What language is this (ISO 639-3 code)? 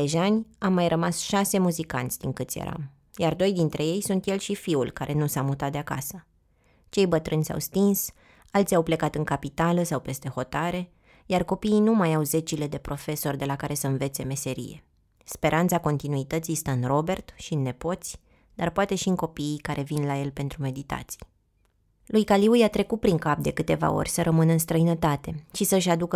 ron